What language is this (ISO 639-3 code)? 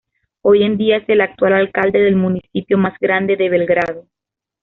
spa